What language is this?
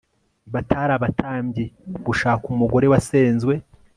Kinyarwanda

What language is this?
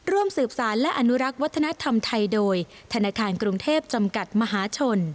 Thai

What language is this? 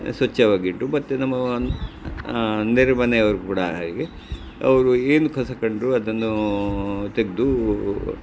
Kannada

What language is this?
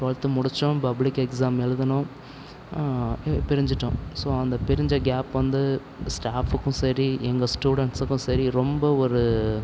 Tamil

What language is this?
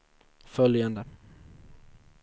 Swedish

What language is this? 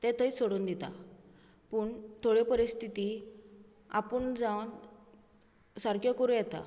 Konkani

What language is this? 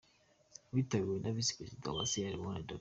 Kinyarwanda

